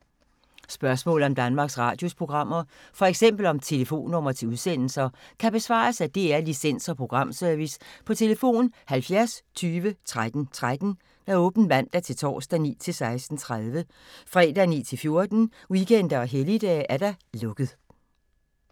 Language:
Danish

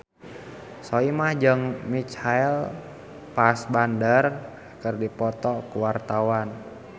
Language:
Sundanese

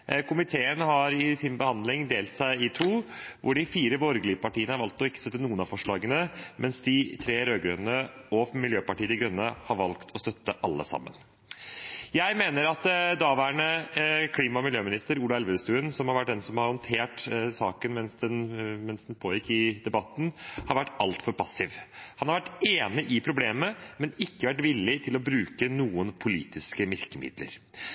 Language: Norwegian Bokmål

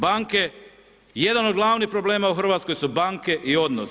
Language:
Croatian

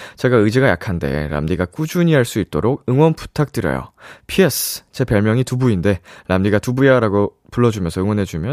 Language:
Korean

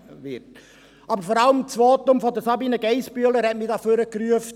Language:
Swiss German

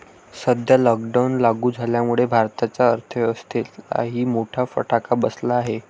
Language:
Marathi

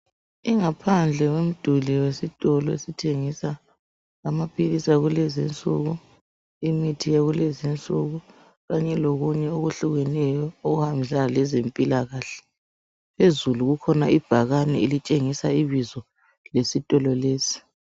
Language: North Ndebele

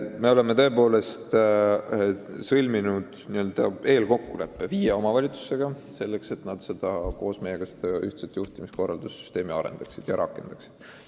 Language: Estonian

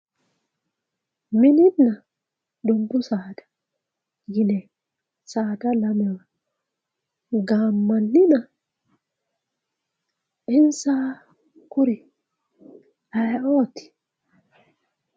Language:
Sidamo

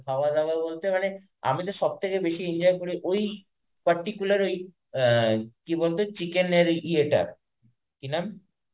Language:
Bangla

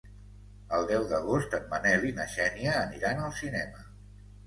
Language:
Catalan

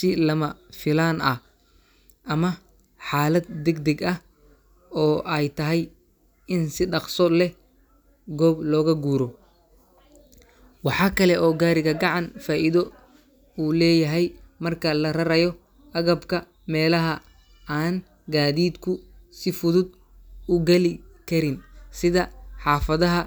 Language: Somali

